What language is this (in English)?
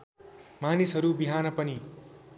Nepali